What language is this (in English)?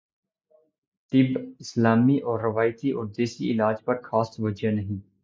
Urdu